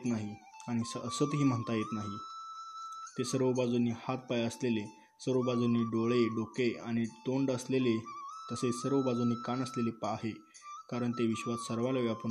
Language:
Marathi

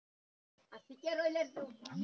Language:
Bangla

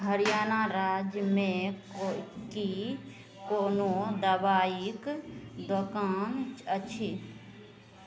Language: Maithili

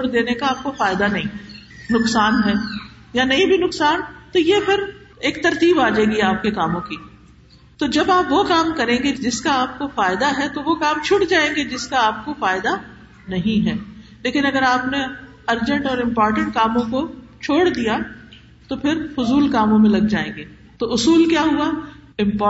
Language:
Urdu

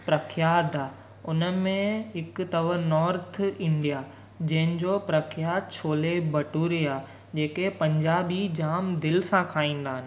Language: Sindhi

